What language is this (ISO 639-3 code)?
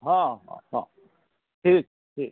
mai